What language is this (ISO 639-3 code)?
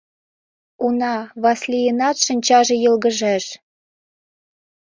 chm